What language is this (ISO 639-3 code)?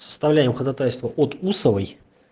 rus